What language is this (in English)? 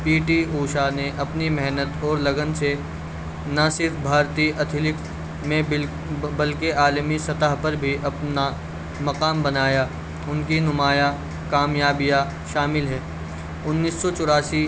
Urdu